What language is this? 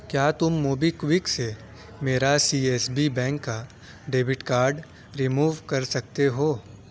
Urdu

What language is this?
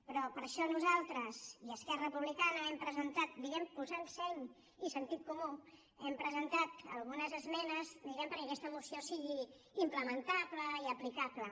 Catalan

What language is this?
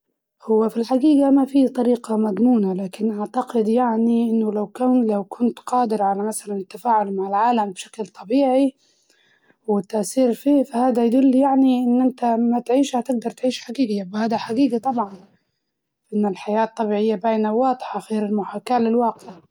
Libyan Arabic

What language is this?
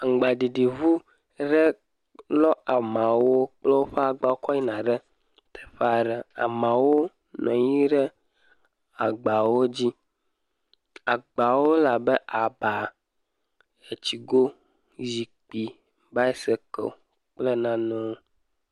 Ewe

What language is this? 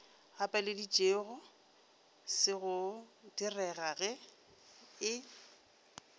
Northern Sotho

